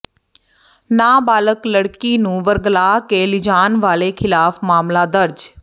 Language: Punjabi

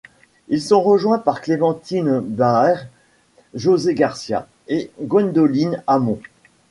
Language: French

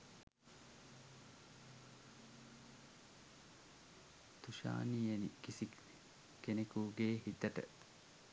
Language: Sinhala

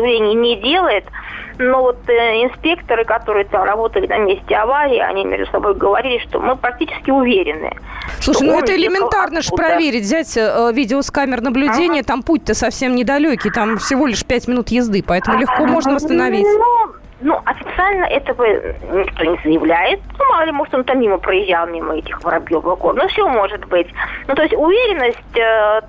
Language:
Russian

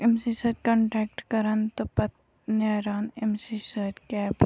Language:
Kashmiri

